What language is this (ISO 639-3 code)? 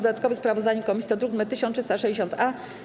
pol